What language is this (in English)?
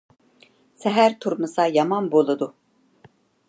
Uyghur